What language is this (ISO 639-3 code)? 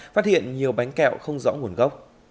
vie